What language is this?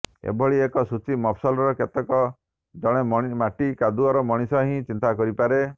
Odia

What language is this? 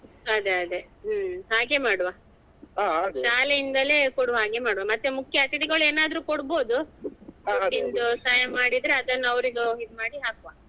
Kannada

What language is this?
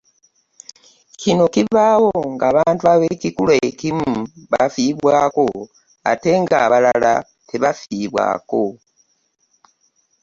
Ganda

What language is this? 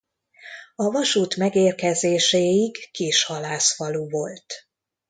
Hungarian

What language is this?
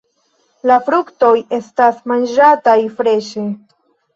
Esperanto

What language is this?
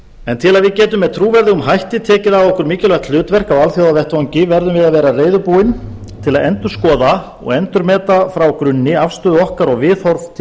Icelandic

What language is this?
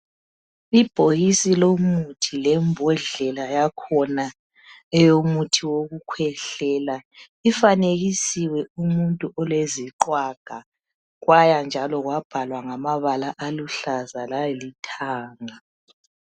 North Ndebele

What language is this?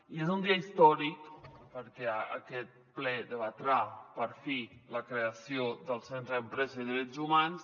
Catalan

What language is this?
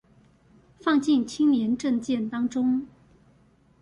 Chinese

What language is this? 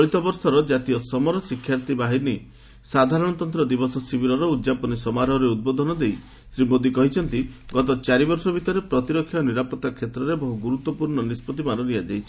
Odia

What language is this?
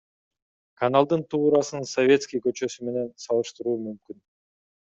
Kyrgyz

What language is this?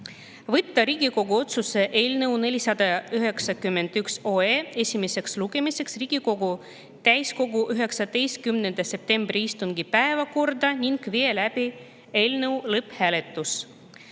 Estonian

